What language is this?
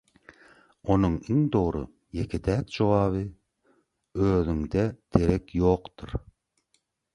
Turkmen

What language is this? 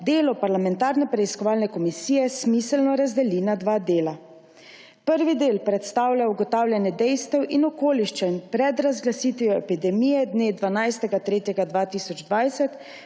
Slovenian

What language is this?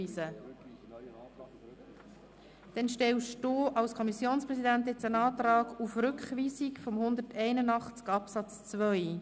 Swiss German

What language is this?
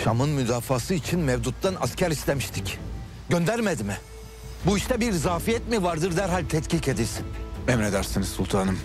Turkish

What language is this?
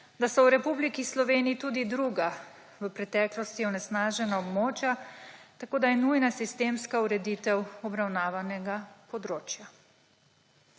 Slovenian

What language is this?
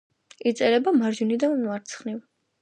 Georgian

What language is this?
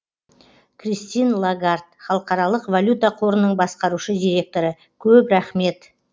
Kazakh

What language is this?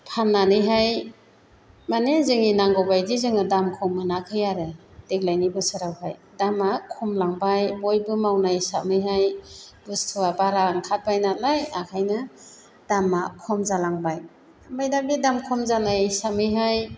Bodo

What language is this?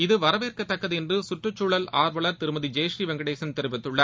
Tamil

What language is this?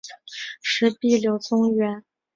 Chinese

